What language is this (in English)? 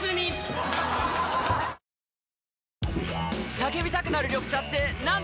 Japanese